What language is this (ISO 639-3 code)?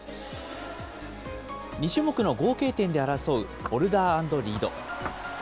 jpn